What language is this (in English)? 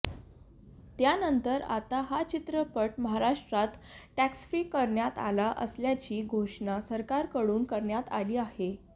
Marathi